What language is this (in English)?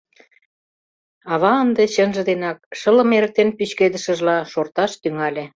Mari